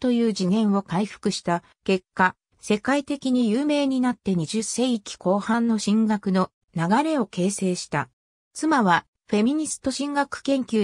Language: Japanese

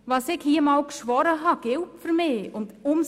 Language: Swiss German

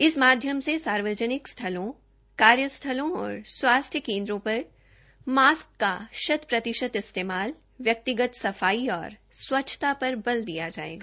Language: Hindi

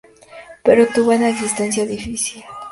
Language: Spanish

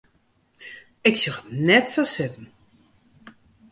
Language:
Western Frisian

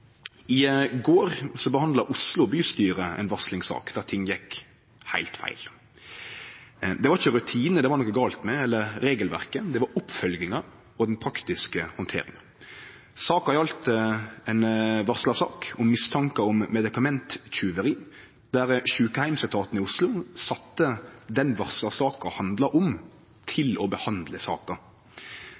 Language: Norwegian Nynorsk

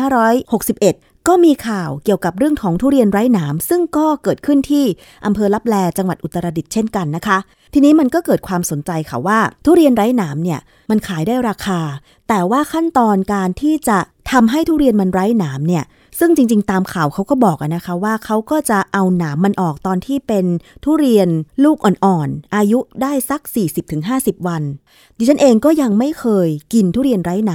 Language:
Thai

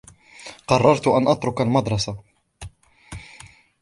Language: Arabic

